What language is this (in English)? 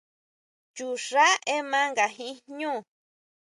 Huautla Mazatec